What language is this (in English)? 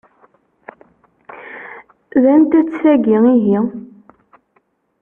Kabyle